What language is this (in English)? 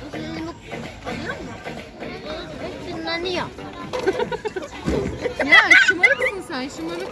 Turkish